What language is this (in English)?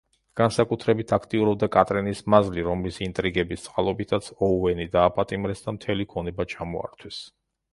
Georgian